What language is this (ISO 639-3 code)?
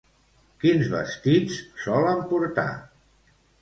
cat